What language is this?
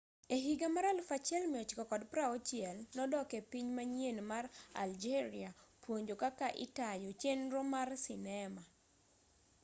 Luo (Kenya and Tanzania)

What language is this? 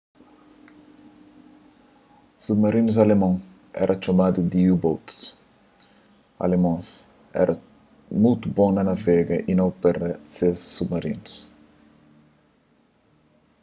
Kabuverdianu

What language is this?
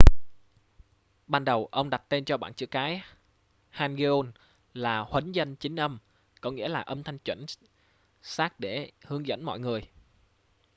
Vietnamese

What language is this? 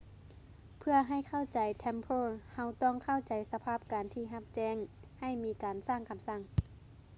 Lao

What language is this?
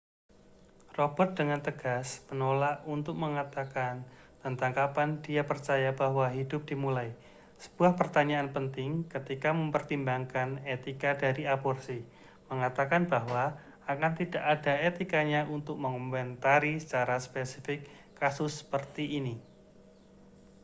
Indonesian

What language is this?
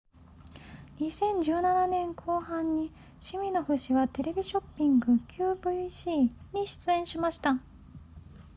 Japanese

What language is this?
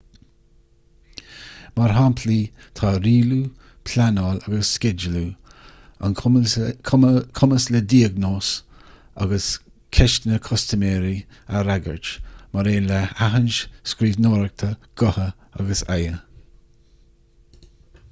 Irish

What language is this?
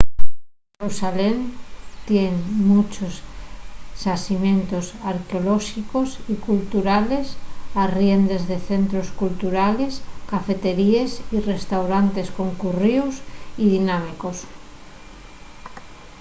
Asturian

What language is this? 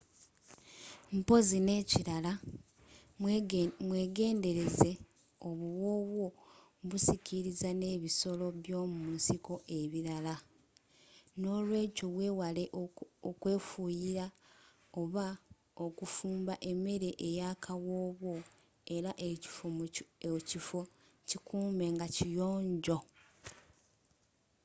Ganda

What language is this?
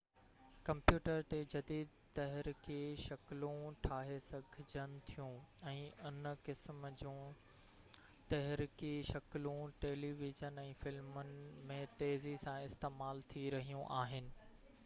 Sindhi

